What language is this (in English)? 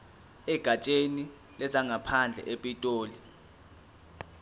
Zulu